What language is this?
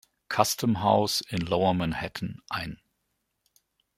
German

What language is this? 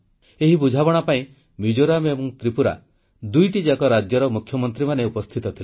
Odia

